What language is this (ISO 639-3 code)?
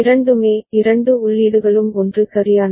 tam